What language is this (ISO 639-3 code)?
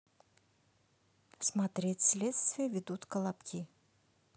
rus